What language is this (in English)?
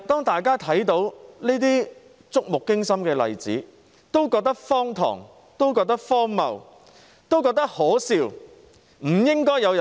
Cantonese